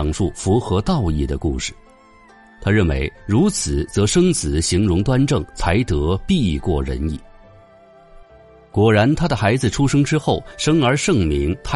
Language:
Chinese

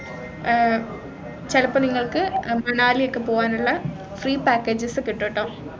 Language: Malayalam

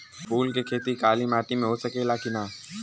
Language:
Bhojpuri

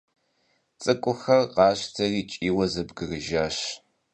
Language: Kabardian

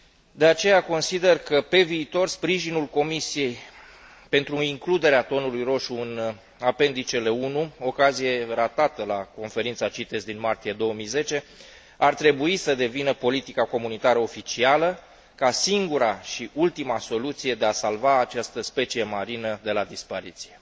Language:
Romanian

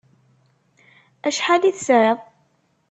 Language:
Kabyle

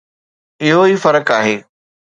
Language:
Sindhi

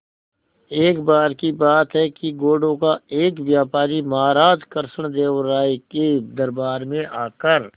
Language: Hindi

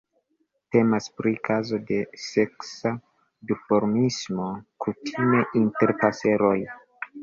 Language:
Esperanto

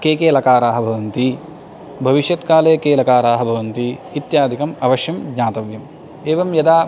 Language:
Sanskrit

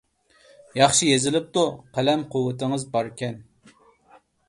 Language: Uyghur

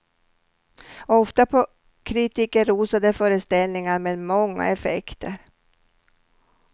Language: Swedish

